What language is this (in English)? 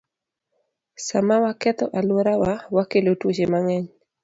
Luo (Kenya and Tanzania)